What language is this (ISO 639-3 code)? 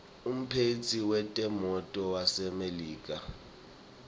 ssw